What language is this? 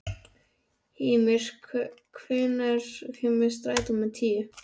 Icelandic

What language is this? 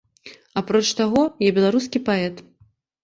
Belarusian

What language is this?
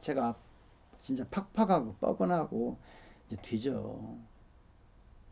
Korean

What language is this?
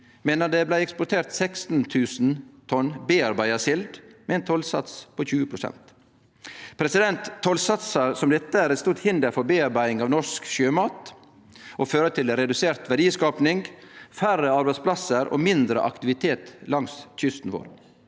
Norwegian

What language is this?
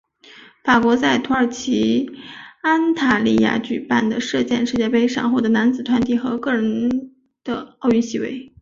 Chinese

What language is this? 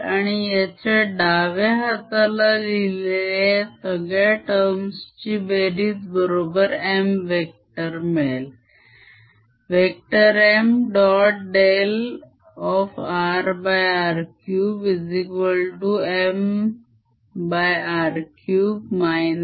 Marathi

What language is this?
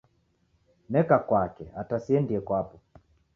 Taita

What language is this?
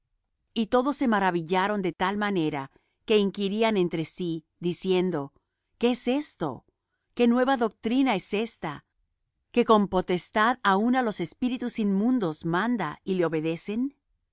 Spanish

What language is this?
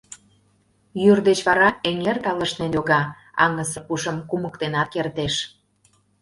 Mari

